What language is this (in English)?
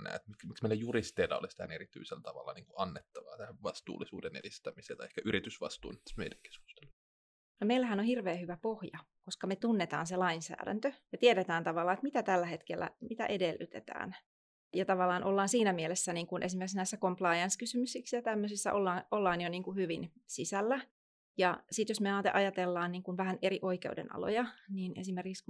Finnish